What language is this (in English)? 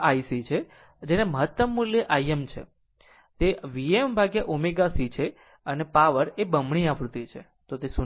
Gujarati